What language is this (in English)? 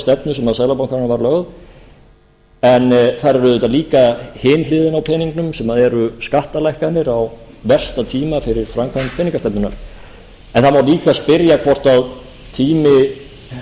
Icelandic